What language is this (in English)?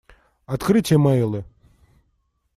Russian